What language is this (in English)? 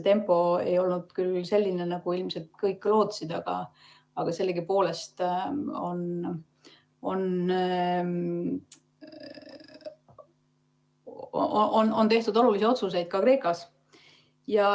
Estonian